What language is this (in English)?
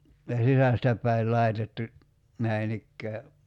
Finnish